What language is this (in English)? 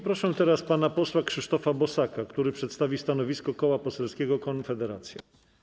Polish